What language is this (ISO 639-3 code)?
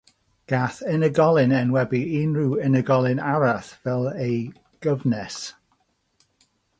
cym